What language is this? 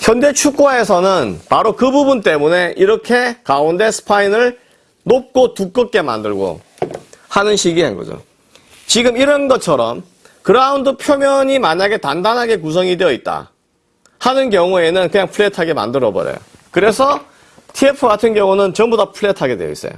Korean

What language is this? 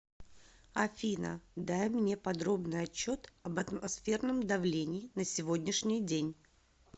Russian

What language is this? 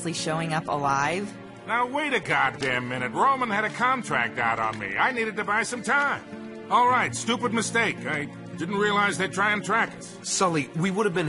English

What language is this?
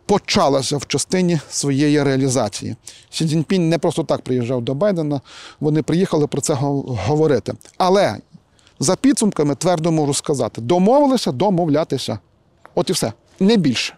Ukrainian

